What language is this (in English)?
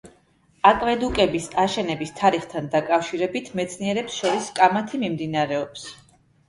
Georgian